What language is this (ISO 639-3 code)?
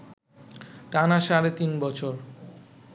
ben